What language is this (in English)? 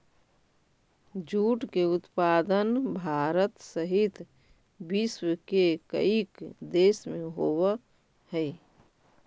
Magahi